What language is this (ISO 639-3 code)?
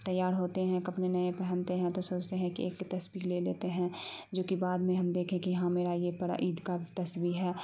urd